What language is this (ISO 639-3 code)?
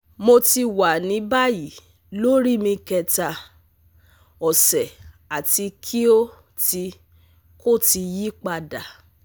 yor